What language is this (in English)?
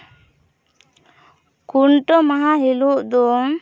Santali